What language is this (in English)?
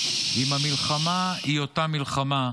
Hebrew